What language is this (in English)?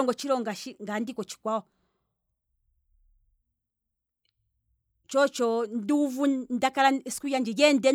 Kwambi